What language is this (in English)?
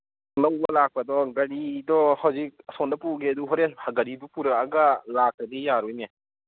Manipuri